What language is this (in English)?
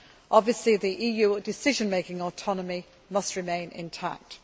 English